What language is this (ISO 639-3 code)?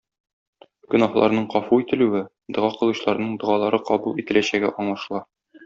tat